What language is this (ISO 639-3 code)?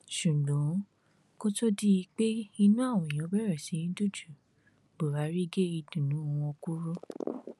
yor